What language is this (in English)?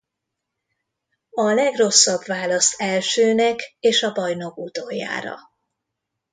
Hungarian